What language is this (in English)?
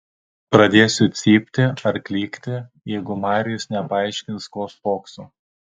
Lithuanian